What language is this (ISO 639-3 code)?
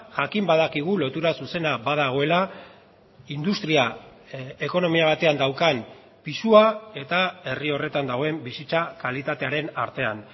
eus